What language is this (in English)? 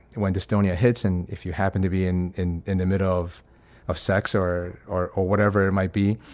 English